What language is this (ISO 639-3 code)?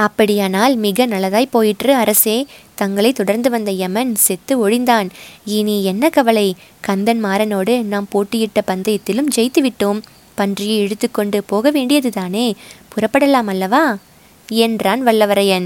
tam